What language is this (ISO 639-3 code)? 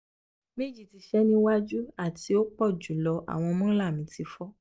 yor